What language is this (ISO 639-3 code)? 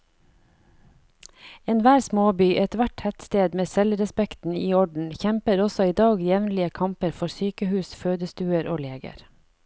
nor